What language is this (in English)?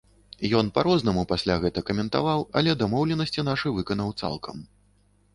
Belarusian